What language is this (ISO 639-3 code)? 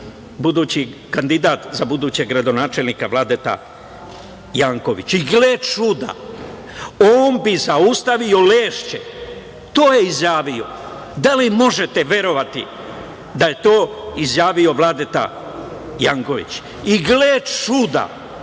srp